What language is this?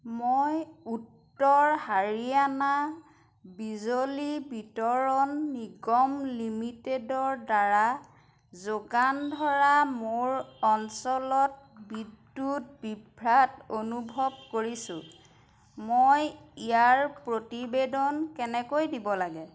Assamese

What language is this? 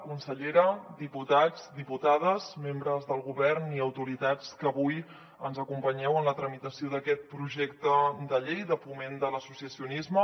Catalan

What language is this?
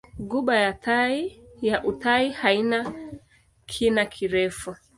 Swahili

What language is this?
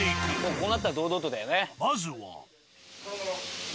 Japanese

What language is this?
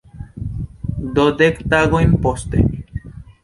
Esperanto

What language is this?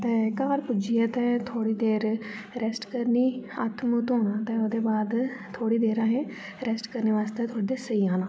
Dogri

